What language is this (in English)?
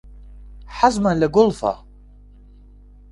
Central Kurdish